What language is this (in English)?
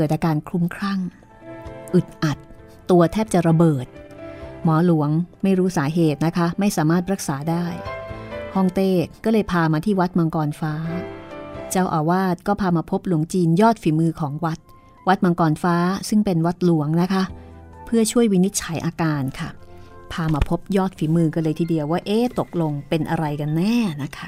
Thai